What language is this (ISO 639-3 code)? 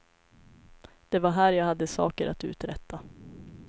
swe